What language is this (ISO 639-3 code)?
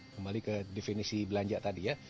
ind